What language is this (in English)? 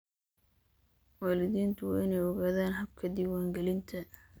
Somali